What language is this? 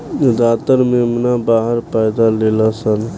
Bhojpuri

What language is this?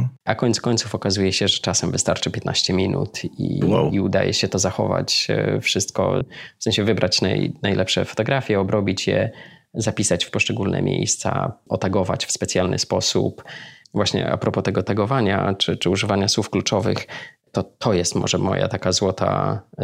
Polish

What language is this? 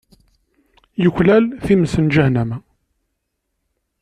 Kabyle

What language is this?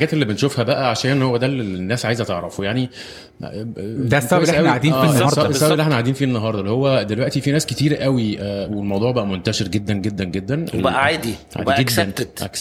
Arabic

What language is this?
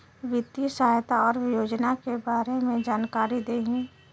Bhojpuri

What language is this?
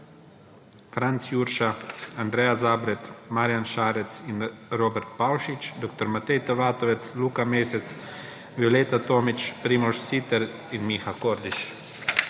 Slovenian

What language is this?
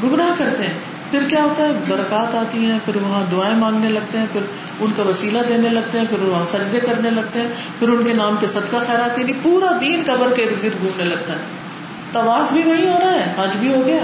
Urdu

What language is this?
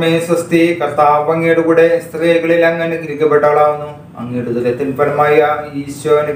Malayalam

